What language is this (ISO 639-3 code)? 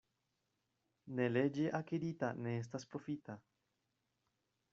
epo